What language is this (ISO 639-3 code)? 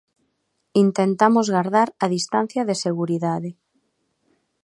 glg